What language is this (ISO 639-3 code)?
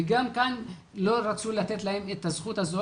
heb